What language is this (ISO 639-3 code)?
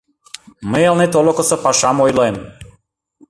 chm